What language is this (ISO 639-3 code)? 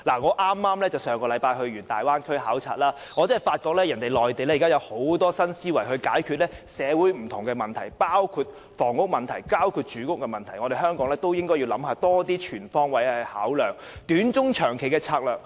yue